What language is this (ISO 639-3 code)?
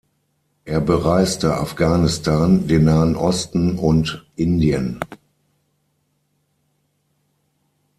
deu